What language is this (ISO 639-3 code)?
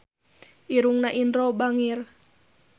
sun